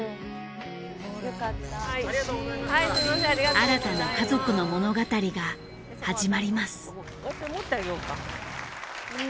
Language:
Japanese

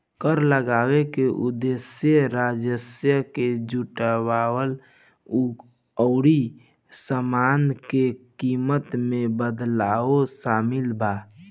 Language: Bhojpuri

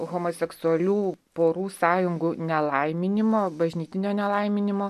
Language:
Lithuanian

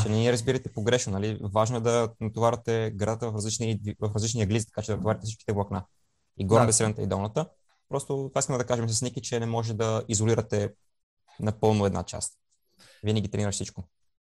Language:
Bulgarian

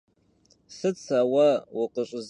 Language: Kabardian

